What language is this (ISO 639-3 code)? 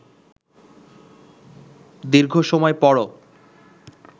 ben